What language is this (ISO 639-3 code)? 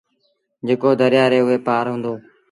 sbn